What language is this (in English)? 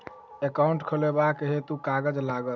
Maithili